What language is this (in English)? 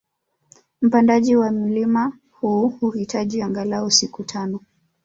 Swahili